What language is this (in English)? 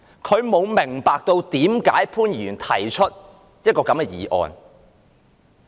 Cantonese